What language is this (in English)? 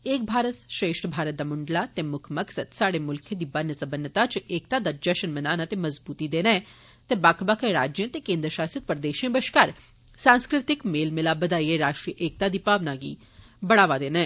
Dogri